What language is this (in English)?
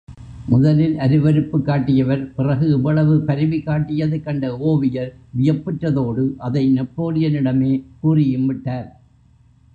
Tamil